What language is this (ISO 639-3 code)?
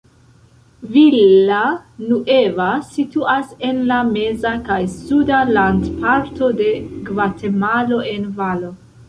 epo